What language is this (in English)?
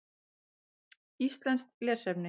Icelandic